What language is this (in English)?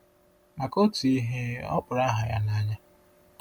Igbo